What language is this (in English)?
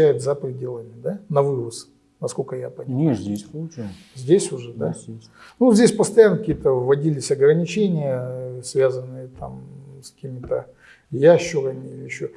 Russian